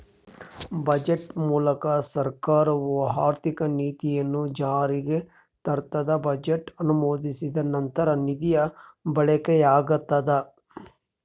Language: Kannada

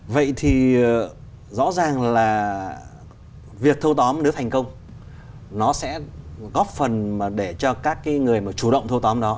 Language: Vietnamese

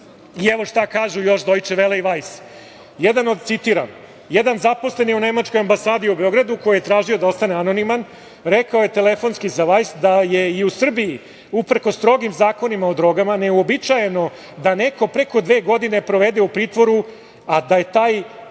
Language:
Serbian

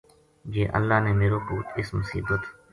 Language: Gujari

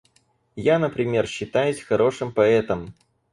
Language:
Russian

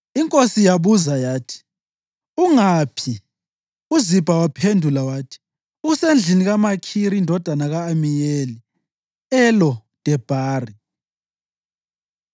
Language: North Ndebele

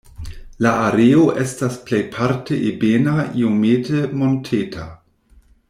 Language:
Esperanto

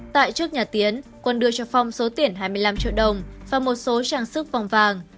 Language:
Vietnamese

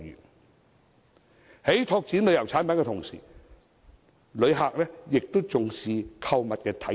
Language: Cantonese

